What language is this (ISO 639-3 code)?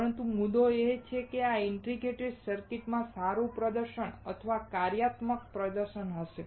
guj